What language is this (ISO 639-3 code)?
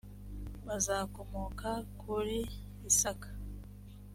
kin